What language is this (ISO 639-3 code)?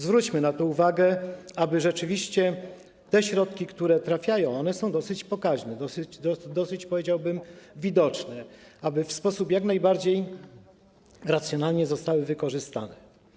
pol